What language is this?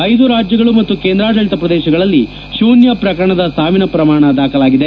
Kannada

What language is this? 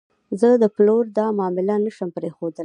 Pashto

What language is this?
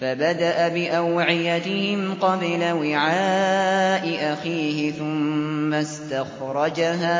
Arabic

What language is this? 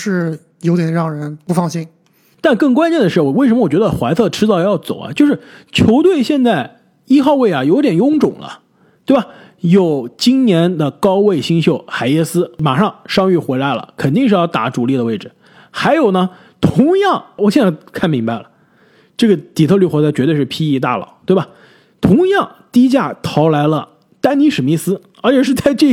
Chinese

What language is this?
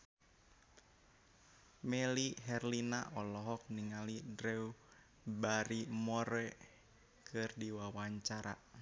Sundanese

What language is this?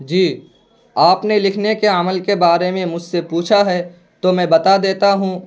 Urdu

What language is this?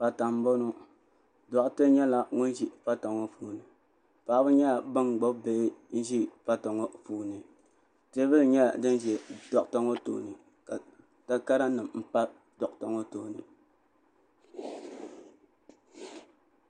Dagbani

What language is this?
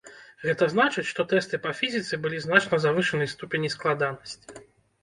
Belarusian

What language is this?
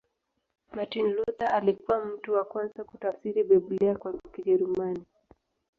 Swahili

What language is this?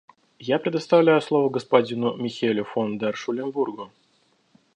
Russian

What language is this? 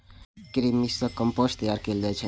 Maithili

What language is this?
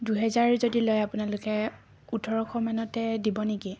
Assamese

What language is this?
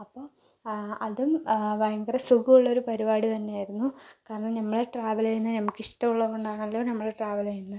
Malayalam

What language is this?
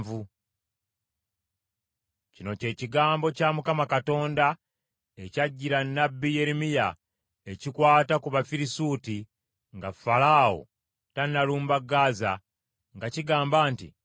Ganda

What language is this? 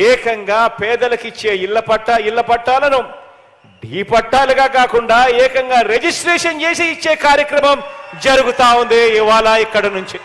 Telugu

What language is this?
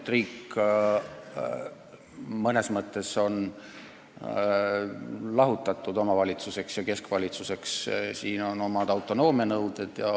Estonian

